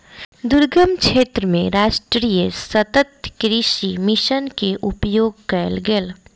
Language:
Maithili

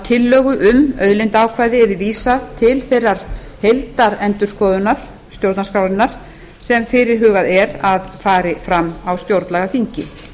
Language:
Icelandic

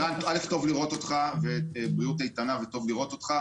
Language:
Hebrew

